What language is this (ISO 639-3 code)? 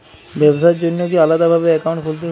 ben